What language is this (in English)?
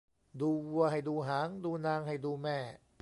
Thai